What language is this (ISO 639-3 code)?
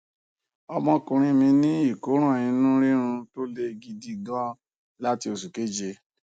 yor